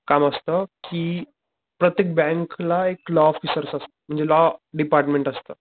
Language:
Marathi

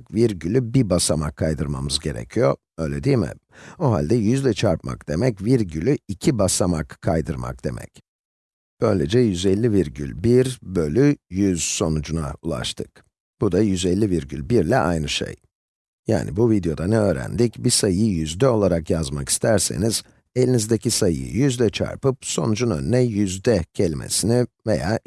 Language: Turkish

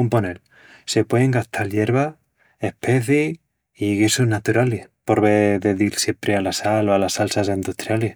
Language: Extremaduran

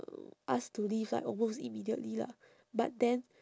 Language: English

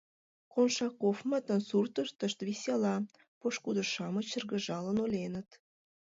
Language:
Mari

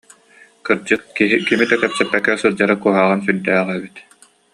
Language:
Yakut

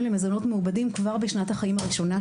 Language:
Hebrew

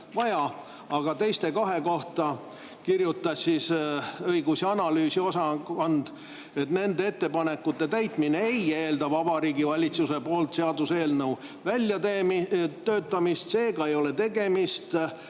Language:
Estonian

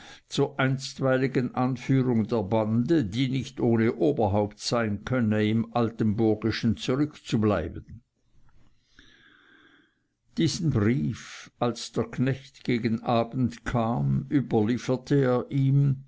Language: German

